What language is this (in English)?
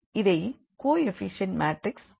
Tamil